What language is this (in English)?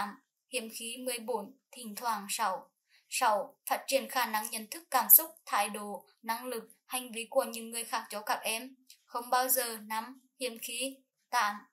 Vietnamese